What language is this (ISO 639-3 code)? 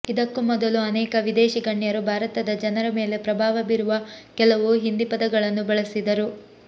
kan